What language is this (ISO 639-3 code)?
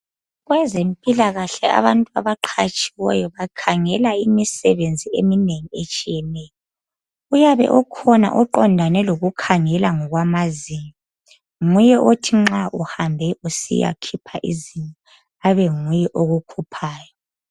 nde